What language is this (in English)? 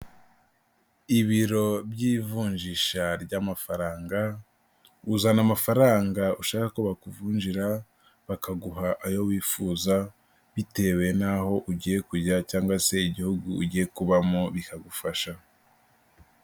Kinyarwanda